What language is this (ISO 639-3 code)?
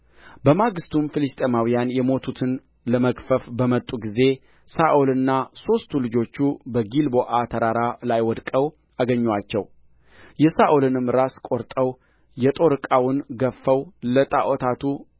amh